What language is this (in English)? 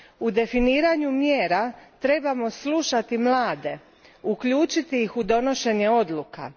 Croatian